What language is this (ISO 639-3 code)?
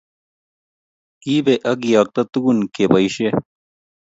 kln